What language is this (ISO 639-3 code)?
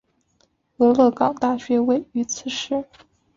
zho